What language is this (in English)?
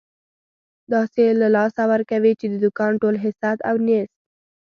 Pashto